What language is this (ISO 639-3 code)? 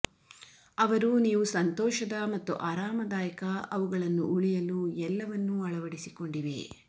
kan